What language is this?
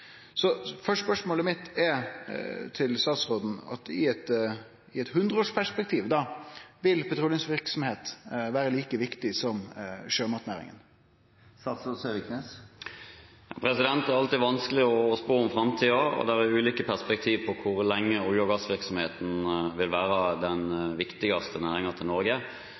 Norwegian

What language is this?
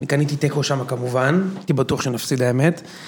Hebrew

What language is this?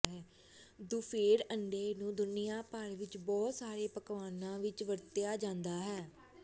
Punjabi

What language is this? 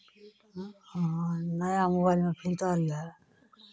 Maithili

